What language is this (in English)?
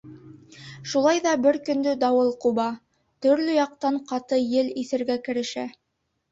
Bashkir